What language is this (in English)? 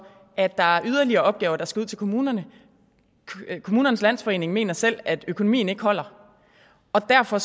Danish